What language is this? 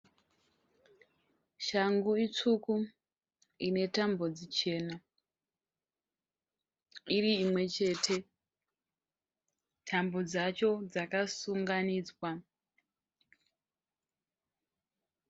Shona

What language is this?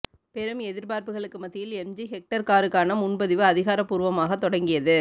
Tamil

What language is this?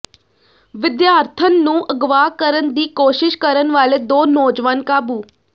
Punjabi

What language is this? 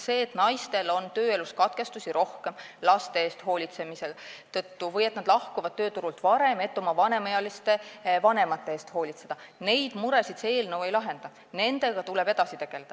Estonian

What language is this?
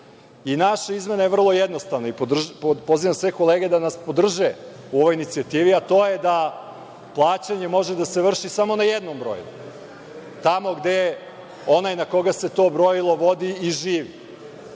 Serbian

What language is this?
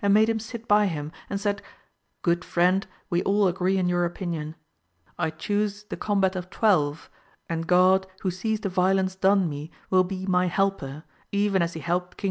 English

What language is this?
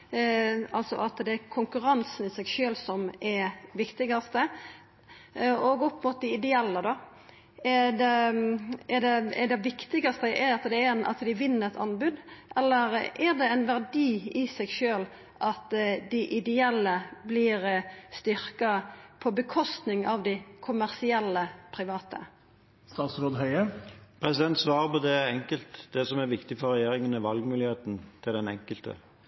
Norwegian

